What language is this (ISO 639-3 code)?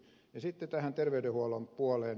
fin